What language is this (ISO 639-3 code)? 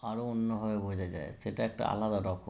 ben